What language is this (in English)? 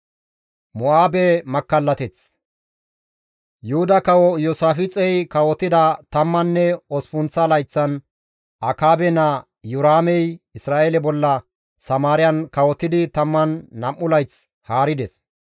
Gamo